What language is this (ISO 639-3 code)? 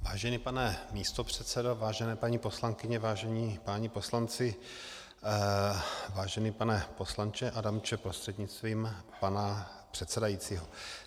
ces